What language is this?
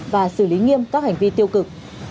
Vietnamese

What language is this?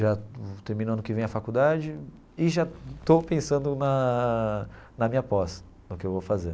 Portuguese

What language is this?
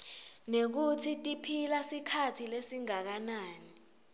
Swati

